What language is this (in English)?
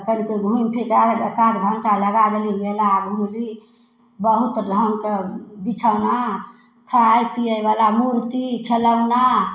Maithili